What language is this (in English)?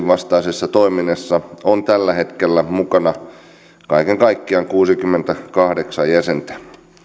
Finnish